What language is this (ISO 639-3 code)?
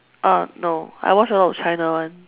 eng